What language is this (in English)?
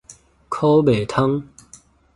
Min Nan Chinese